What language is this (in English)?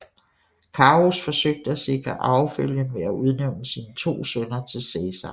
Danish